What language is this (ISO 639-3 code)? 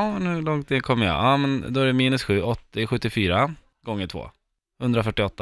swe